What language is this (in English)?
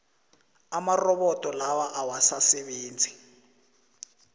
South Ndebele